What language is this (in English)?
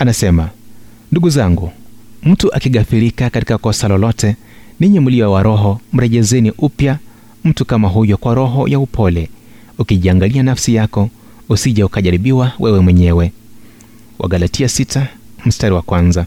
Swahili